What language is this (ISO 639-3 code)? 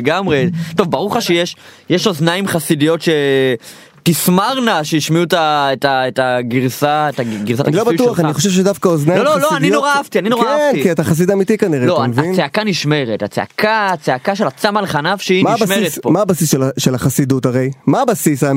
heb